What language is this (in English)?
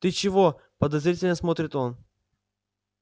Russian